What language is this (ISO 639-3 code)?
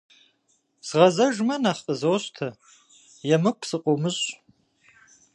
kbd